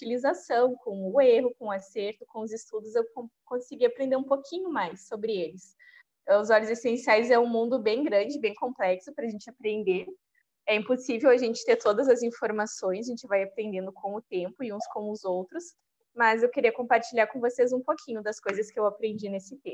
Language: Portuguese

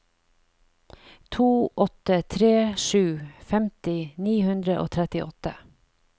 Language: Norwegian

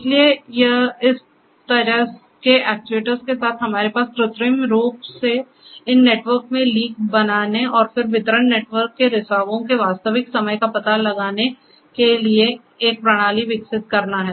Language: Hindi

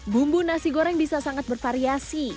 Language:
Indonesian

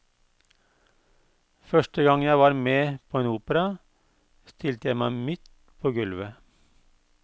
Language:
Norwegian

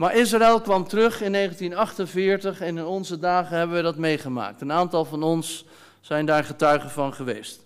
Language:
Dutch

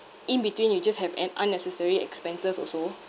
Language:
English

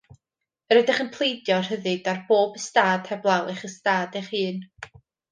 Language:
Welsh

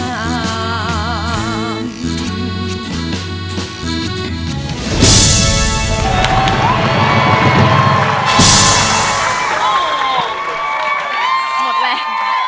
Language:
Thai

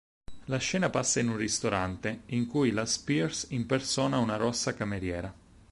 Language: Italian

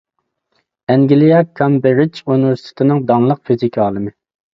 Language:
Uyghur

